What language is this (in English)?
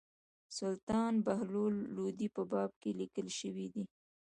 Pashto